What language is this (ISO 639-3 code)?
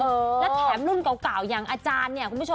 tha